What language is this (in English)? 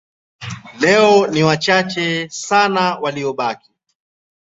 Swahili